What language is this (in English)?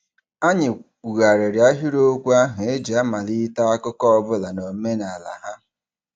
Igbo